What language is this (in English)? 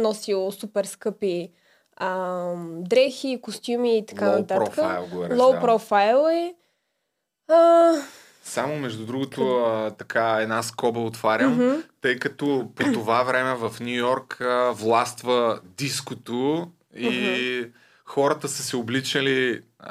Bulgarian